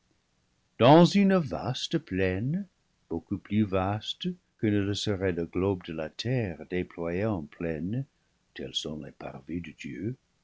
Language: French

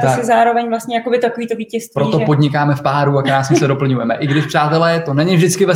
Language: Czech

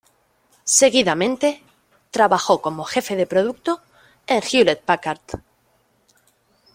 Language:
Spanish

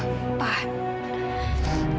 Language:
Indonesian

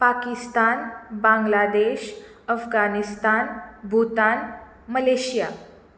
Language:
Konkani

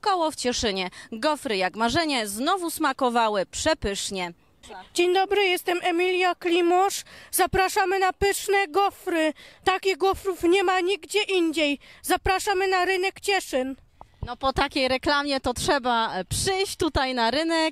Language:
Polish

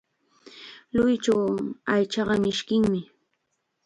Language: Chiquián Ancash Quechua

